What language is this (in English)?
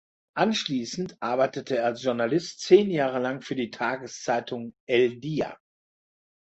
German